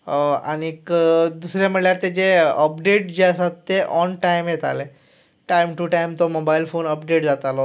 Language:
Konkani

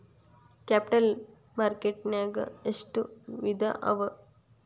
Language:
Kannada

